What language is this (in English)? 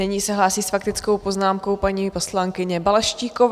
Czech